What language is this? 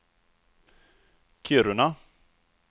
Swedish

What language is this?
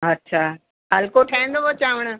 Sindhi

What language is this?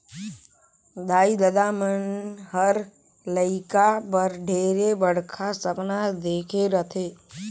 Chhattisgarhi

